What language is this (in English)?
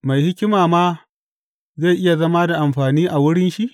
Hausa